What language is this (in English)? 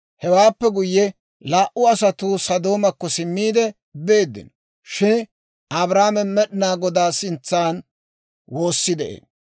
Dawro